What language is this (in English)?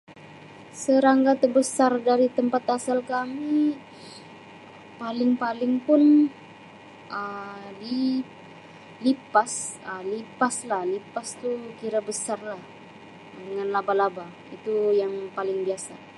Sabah Malay